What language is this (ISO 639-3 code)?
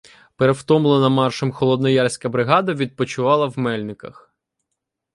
ukr